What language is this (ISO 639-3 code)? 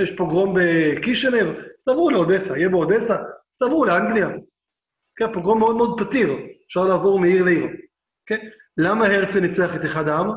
heb